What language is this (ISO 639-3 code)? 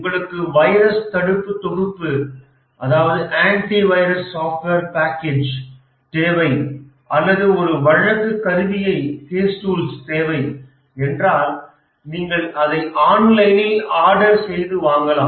tam